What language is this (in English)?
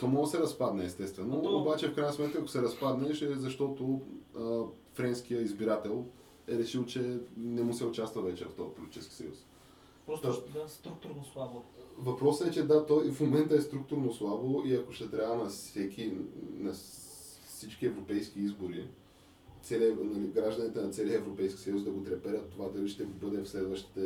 Bulgarian